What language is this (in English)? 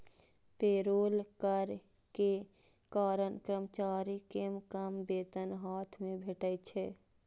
Maithili